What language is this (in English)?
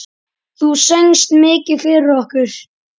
Icelandic